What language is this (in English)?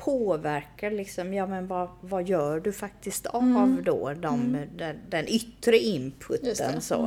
Swedish